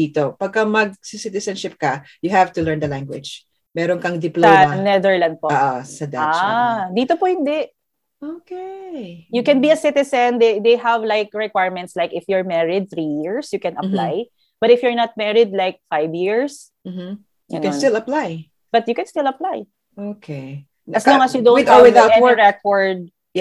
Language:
Filipino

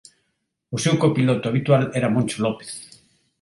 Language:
Galician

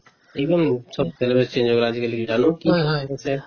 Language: Assamese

